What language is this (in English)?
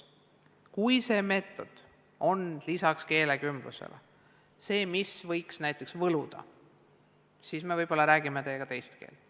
Estonian